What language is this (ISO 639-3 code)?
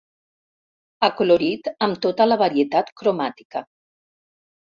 cat